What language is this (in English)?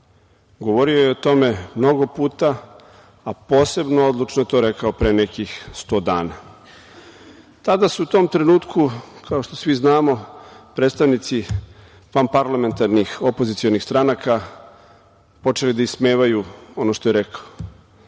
Serbian